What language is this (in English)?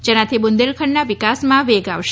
Gujarati